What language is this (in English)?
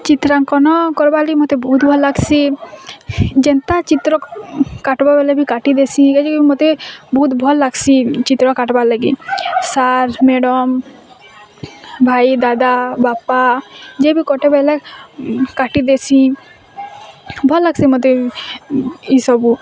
Odia